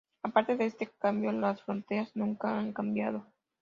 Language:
Spanish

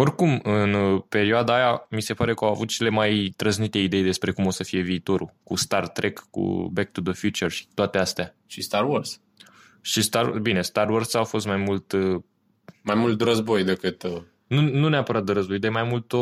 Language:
Romanian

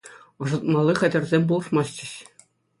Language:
Chuvash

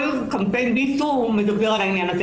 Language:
Hebrew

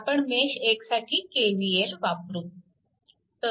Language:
Marathi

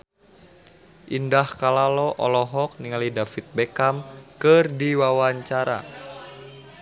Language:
Sundanese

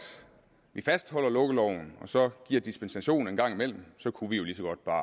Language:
Danish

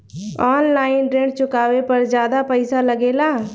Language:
Bhojpuri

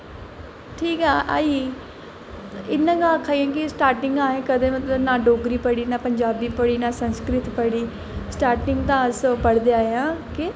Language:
Dogri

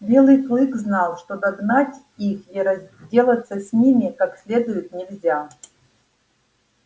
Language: Russian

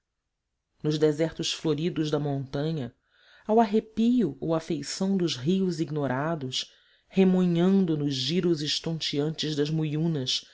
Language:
Portuguese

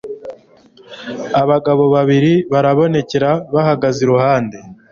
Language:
Kinyarwanda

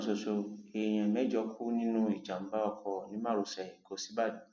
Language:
Yoruba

